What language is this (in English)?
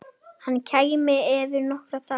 Icelandic